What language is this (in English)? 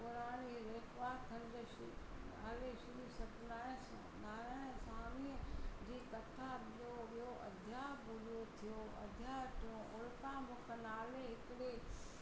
Sindhi